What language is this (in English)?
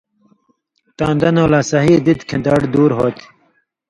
Indus Kohistani